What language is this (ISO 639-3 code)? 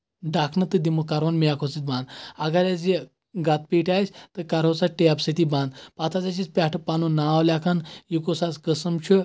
kas